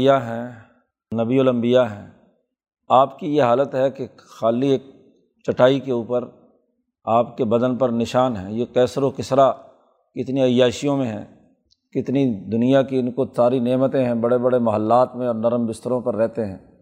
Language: Urdu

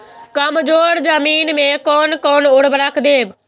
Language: Maithili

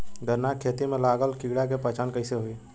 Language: Bhojpuri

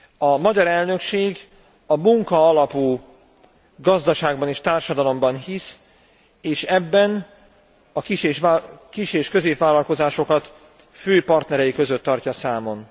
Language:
Hungarian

